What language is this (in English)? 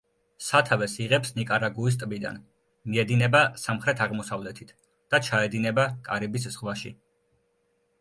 Georgian